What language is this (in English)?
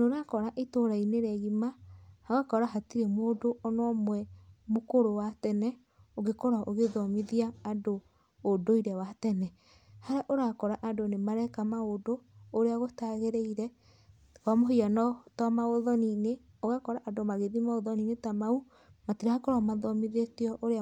Kikuyu